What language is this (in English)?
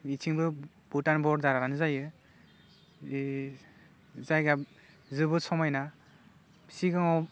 Bodo